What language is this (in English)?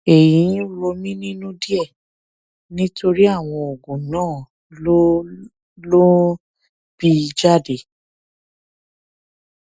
Yoruba